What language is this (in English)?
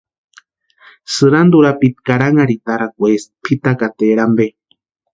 Western Highland Purepecha